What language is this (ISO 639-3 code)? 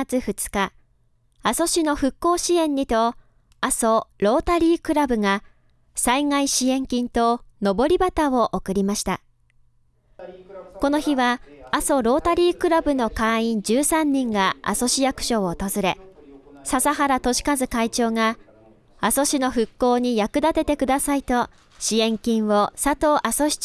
jpn